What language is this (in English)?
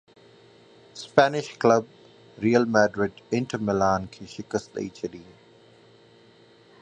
Sindhi